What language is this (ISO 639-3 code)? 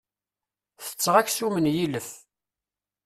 kab